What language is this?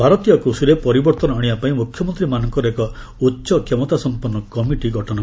Odia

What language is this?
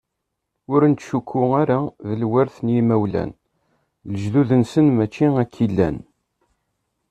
Kabyle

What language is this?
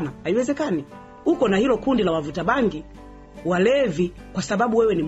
Swahili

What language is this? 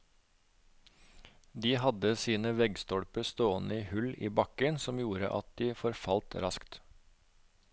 Norwegian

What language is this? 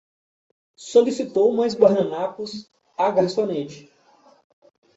Portuguese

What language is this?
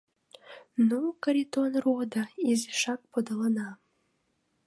Mari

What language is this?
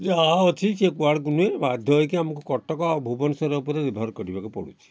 Odia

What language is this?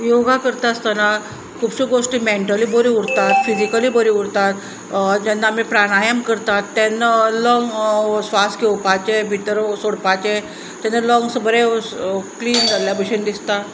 Konkani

